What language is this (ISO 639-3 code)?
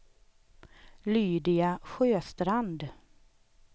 swe